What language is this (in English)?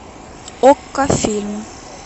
Russian